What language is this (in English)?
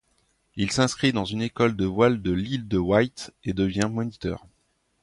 French